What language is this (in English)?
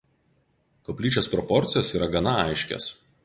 Lithuanian